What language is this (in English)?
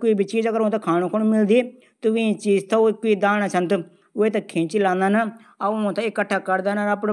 Garhwali